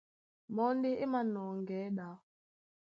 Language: Duala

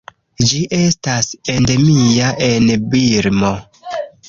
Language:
Esperanto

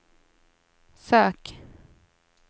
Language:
Swedish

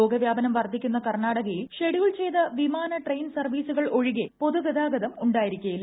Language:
Malayalam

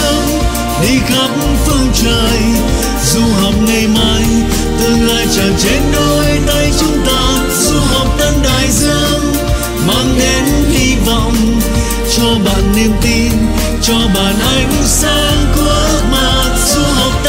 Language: Vietnamese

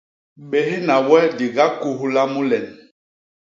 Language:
Basaa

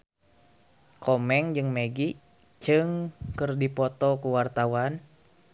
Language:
Sundanese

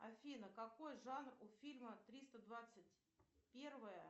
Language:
Russian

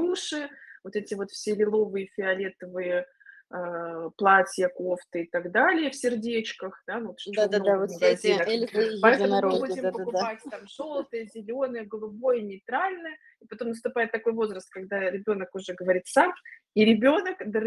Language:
Russian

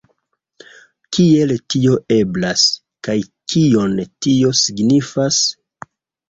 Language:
Esperanto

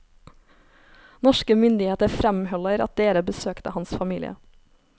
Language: Norwegian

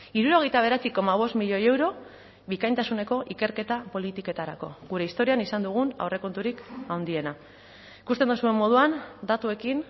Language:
Basque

